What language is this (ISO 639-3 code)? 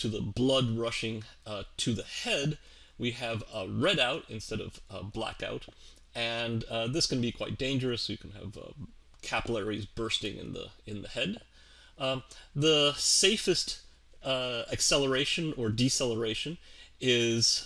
eng